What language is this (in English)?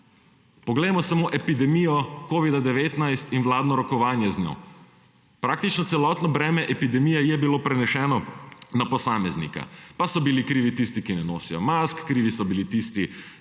Slovenian